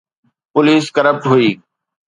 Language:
Sindhi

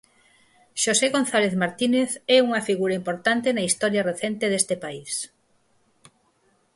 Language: Galician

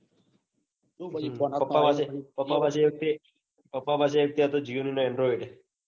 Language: Gujarati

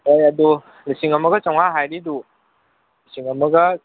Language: Manipuri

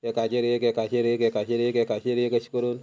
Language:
Konkani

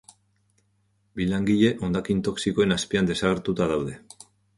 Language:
Basque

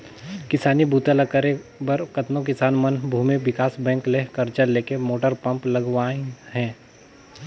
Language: Chhattisgarhi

